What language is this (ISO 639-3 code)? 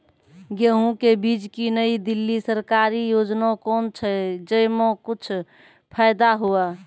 mai